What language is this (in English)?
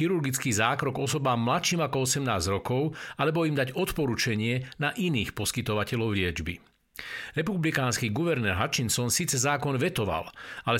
Slovak